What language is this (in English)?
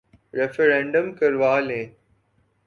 Urdu